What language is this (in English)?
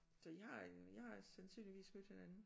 Danish